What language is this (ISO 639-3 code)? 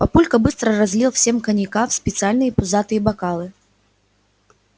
rus